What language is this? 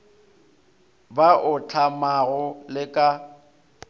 Northern Sotho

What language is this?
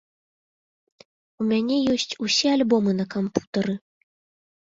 Belarusian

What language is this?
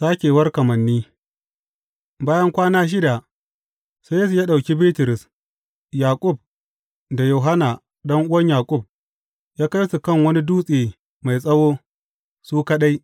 Hausa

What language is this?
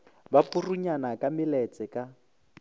Northern Sotho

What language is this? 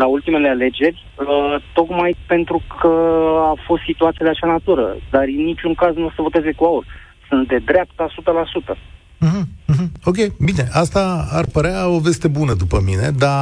Romanian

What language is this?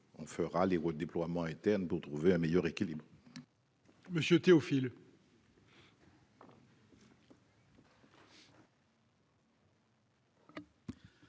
French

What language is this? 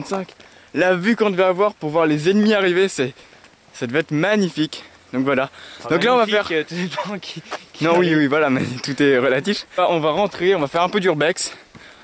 French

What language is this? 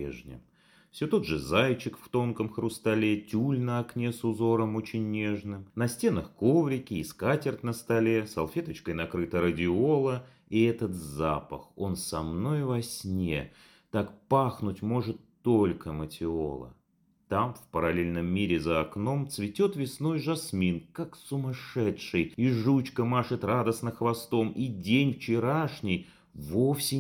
Russian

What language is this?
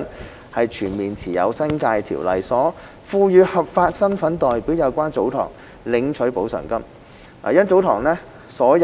Cantonese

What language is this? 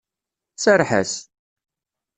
Kabyle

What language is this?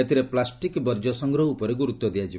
Odia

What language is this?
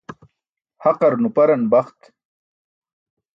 Burushaski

